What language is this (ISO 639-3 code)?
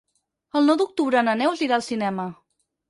cat